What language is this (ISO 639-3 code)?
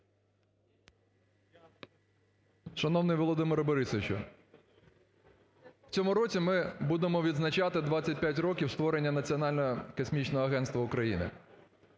ukr